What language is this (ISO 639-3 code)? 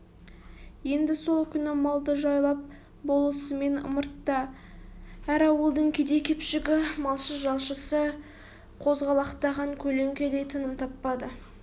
kaz